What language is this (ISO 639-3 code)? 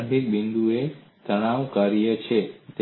guj